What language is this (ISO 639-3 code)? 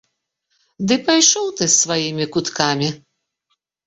bel